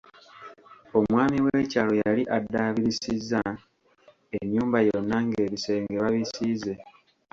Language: Ganda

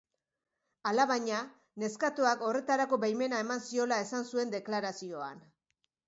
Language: Basque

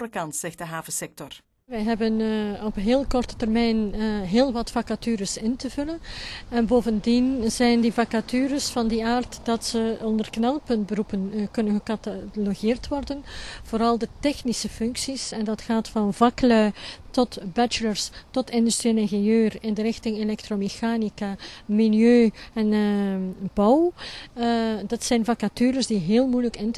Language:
Dutch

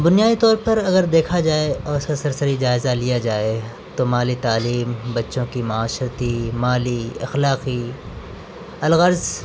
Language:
Urdu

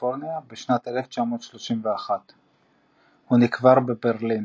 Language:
Hebrew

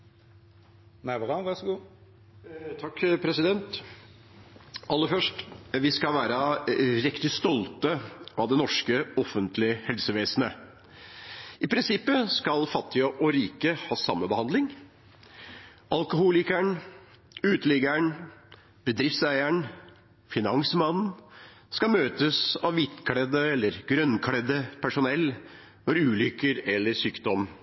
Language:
Norwegian Bokmål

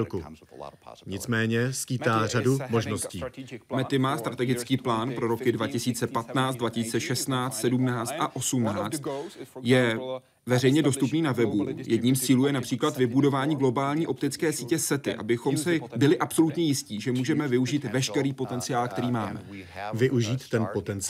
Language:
Czech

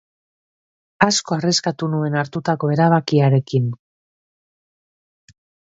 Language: Basque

